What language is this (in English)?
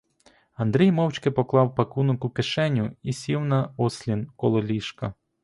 Ukrainian